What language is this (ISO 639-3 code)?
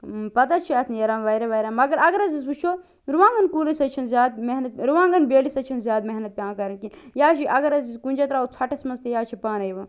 kas